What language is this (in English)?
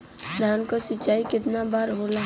Bhojpuri